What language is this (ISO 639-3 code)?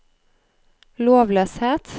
nor